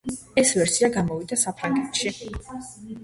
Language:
Georgian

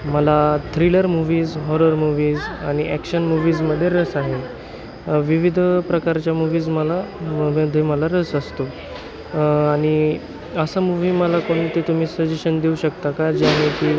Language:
Marathi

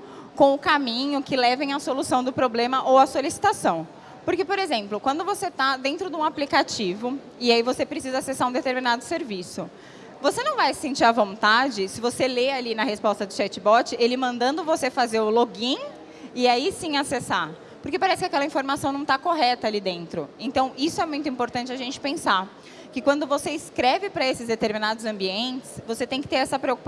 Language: Portuguese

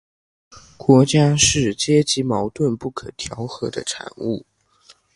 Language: Chinese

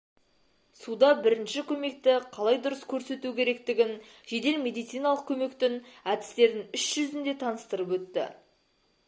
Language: Kazakh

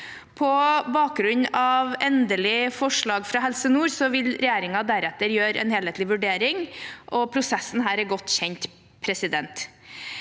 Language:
Norwegian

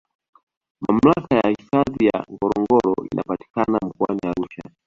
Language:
Swahili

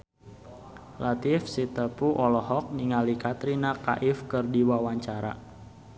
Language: Sundanese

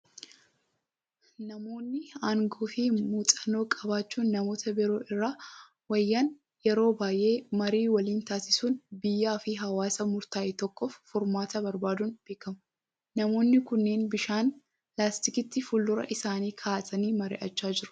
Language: Oromo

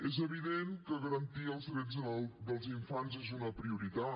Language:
Catalan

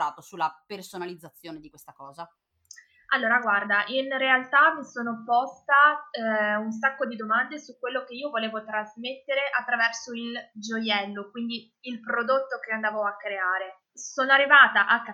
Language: Italian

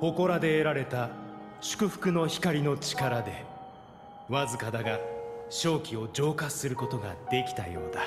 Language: Japanese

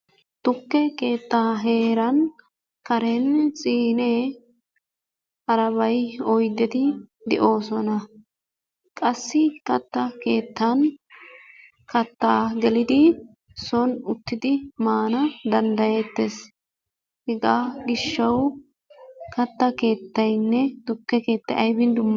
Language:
Wolaytta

